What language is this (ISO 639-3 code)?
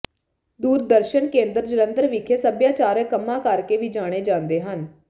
pan